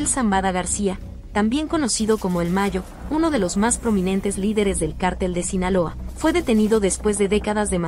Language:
Spanish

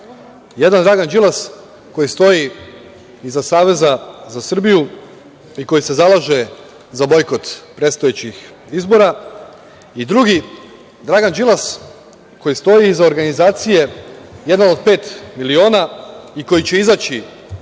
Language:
Serbian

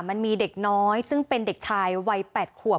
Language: Thai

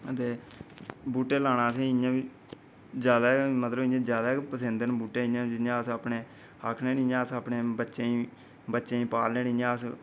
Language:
Dogri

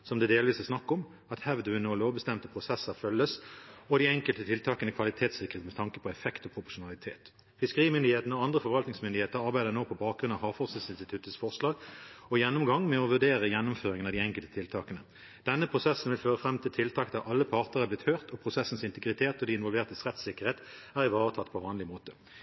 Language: Norwegian Bokmål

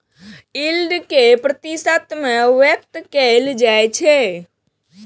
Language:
Maithili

